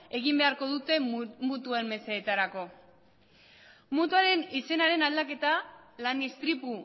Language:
Basque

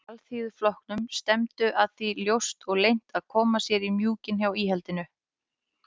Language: Icelandic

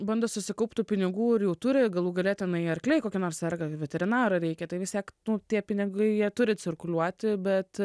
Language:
Lithuanian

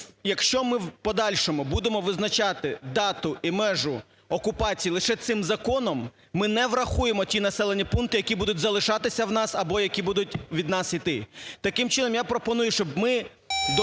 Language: Ukrainian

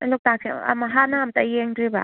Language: Manipuri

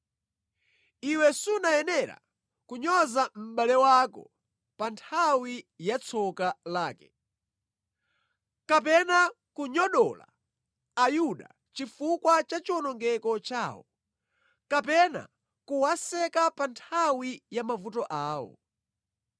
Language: Nyanja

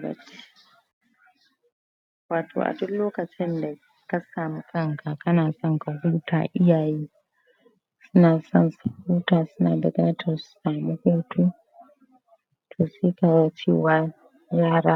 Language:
Hausa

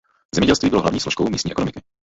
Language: Czech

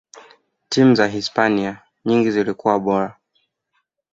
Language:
Swahili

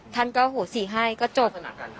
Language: Thai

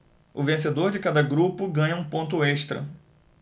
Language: Portuguese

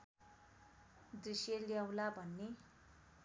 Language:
Nepali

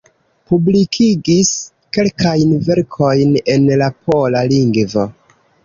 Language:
Esperanto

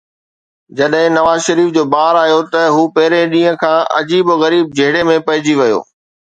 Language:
Sindhi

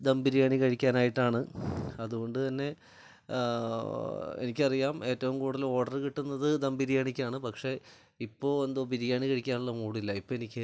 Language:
Malayalam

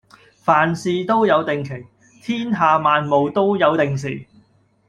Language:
Cantonese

